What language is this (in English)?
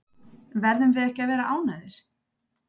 Icelandic